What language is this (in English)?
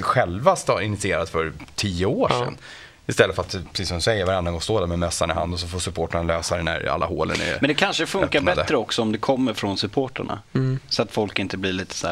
Swedish